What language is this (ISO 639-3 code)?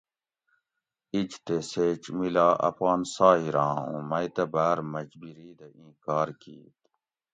gwc